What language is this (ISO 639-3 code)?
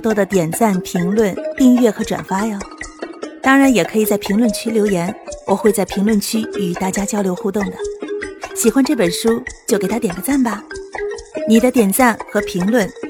zho